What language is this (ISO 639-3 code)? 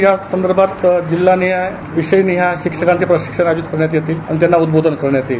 mar